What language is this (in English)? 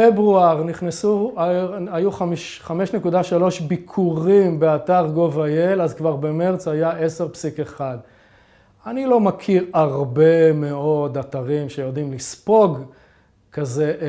Hebrew